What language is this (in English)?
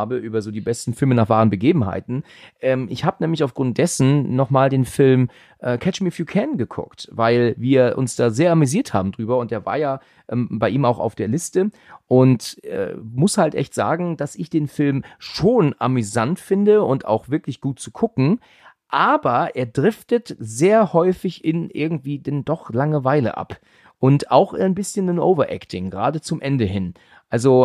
German